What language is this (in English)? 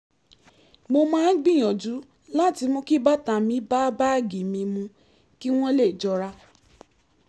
Yoruba